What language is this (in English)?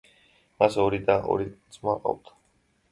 Georgian